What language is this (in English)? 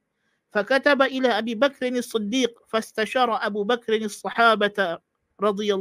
Malay